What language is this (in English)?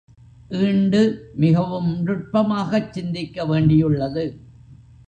Tamil